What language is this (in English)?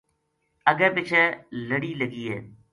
Gujari